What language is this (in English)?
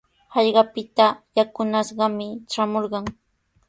Sihuas Ancash Quechua